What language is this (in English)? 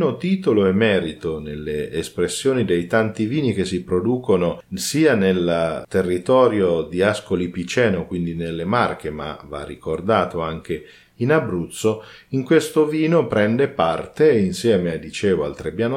Italian